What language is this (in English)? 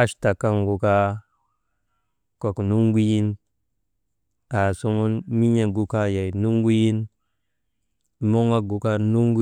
Maba